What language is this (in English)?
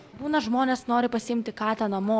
Lithuanian